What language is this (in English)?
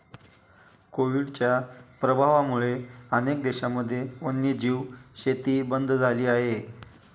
Marathi